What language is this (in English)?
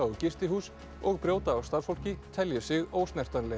Icelandic